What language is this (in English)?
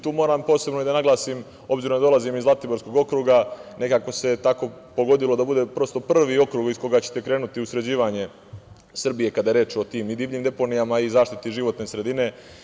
Serbian